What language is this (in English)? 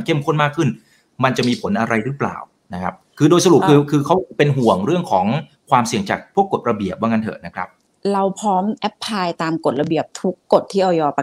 Thai